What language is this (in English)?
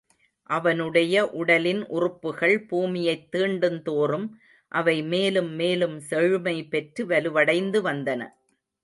Tamil